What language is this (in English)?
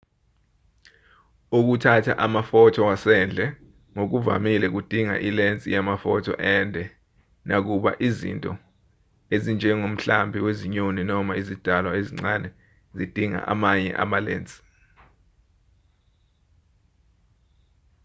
Zulu